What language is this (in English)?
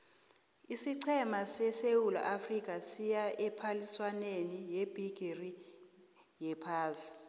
South Ndebele